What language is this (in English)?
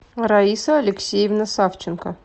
Russian